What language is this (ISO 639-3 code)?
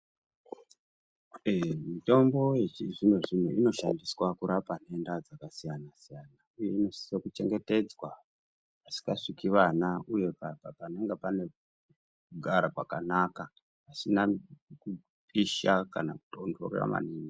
ndc